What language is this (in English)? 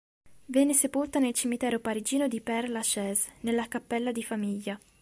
Italian